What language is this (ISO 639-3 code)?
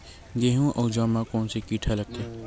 hne